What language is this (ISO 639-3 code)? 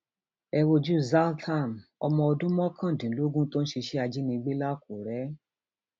yor